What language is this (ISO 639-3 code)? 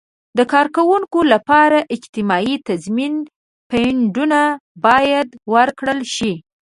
pus